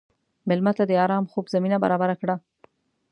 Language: Pashto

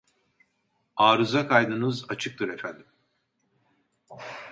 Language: Turkish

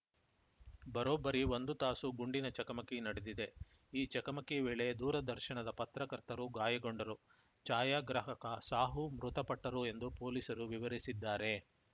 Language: Kannada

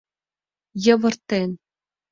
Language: Mari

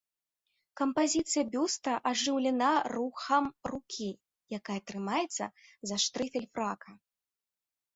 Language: Belarusian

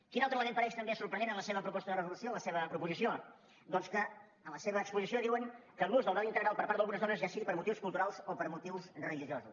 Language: Catalan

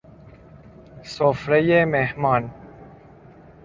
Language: Persian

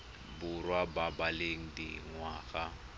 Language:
Tswana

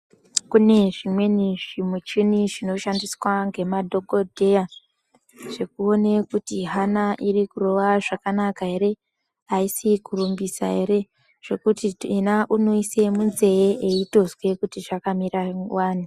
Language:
Ndau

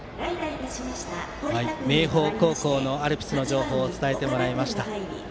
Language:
Japanese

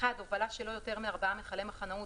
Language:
Hebrew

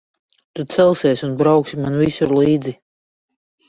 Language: Latvian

